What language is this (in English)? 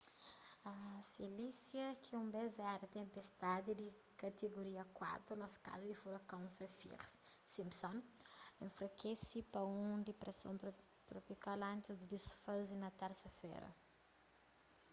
Kabuverdianu